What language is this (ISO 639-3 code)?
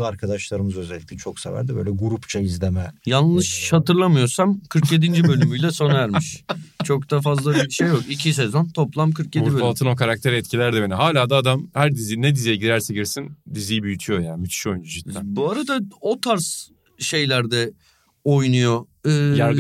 tur